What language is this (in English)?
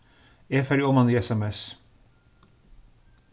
Faroese